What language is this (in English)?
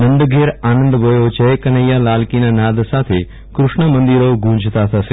Gujarati